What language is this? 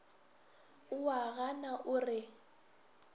Northern Sotho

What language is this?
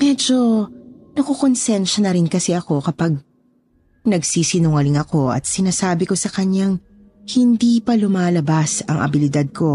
Filipino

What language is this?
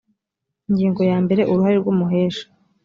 Kinyarwanda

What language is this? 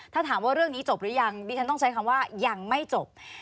Thai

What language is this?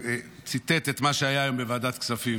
Hebrew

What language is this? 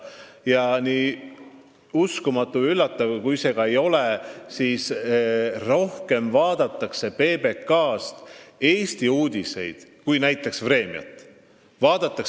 Estonian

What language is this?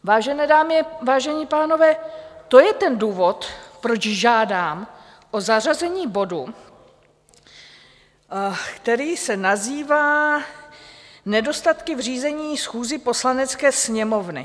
Czech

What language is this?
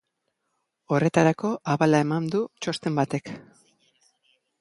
Basque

